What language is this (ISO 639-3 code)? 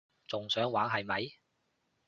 yue